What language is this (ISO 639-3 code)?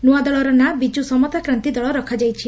ori